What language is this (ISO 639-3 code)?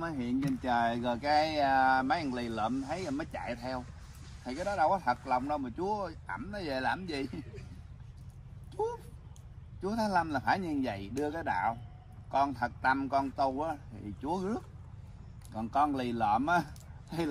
vie